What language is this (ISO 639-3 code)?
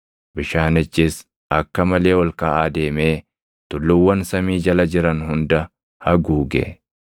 orm